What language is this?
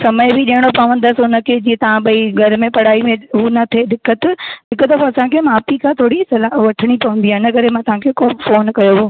Sindhi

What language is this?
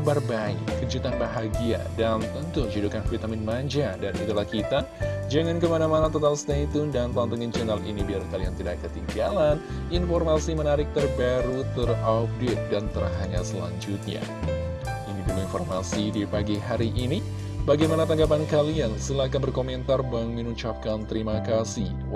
Indonesian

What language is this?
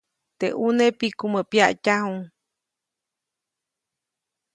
Copainalá Zoque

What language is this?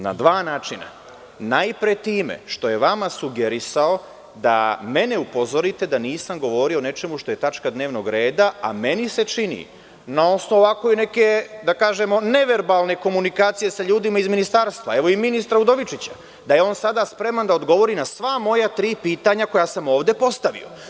Serbian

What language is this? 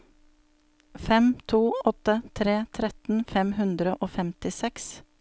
Norwegian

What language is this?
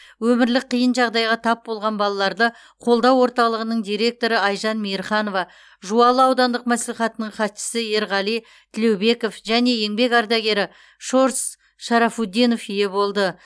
Kazakh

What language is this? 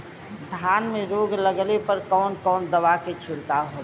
Bhojpuri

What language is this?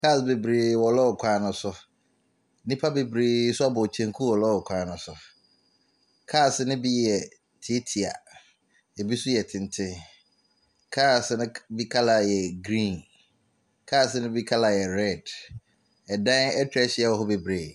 Akan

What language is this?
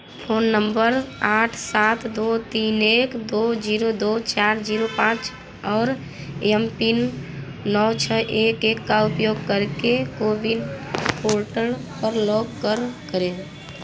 Hindi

